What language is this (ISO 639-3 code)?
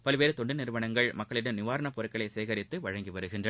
tam